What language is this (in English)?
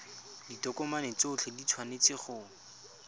Tswana